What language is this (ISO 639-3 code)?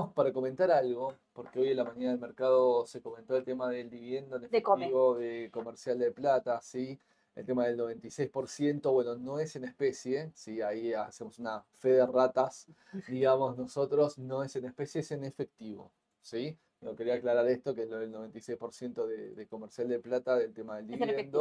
spa